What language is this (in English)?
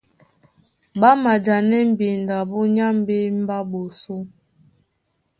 Duala